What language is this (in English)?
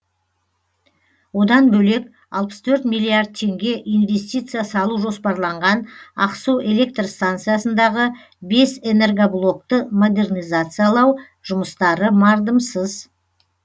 Kazakh